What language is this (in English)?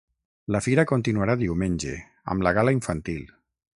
Catalan